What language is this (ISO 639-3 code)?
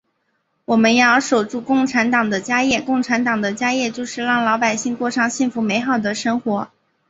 zho